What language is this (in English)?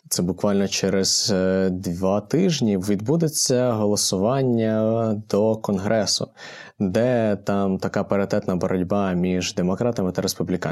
Ukrainian